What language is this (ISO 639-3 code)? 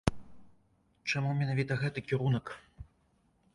bel